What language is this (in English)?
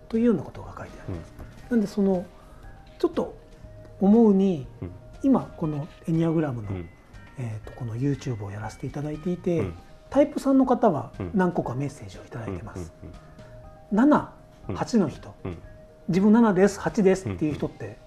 Japanese